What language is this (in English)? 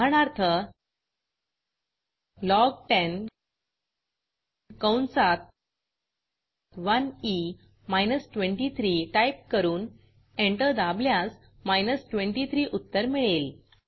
Marathi